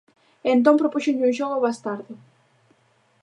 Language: Galician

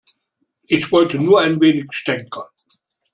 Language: German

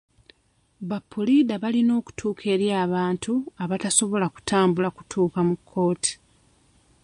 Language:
Ganda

